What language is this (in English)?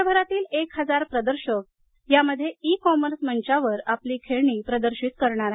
Marathi